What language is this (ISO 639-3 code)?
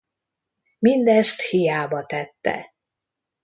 hun